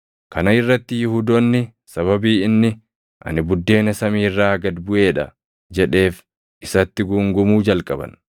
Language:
Oromo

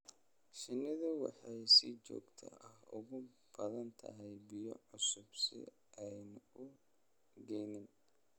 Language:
Somali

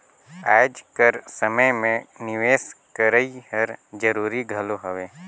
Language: Chhattisgarhi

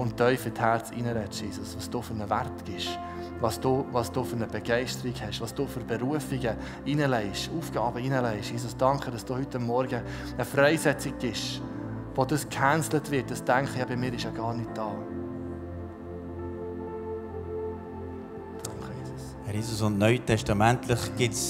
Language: German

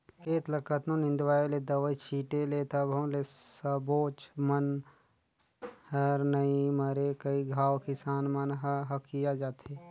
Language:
Chhattisgarhi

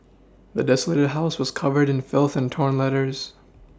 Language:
English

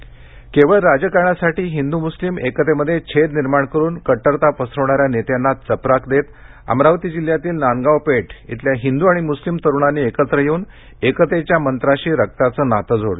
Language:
Marathi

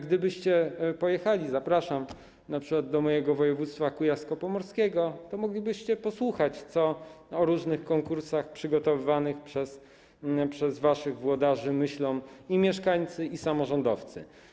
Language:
Polish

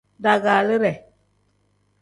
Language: Tem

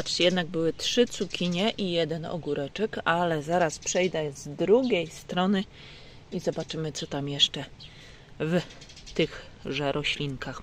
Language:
Polish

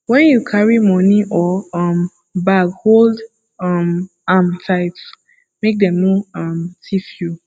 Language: Nigerian Pidgin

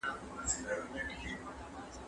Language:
Pashto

